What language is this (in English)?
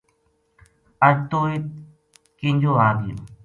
Gujari